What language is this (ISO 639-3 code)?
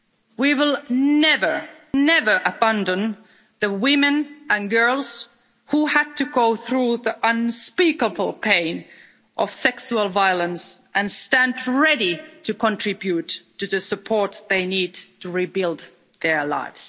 eng